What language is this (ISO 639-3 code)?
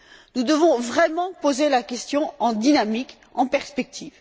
fra